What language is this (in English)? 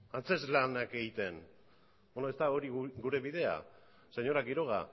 Basque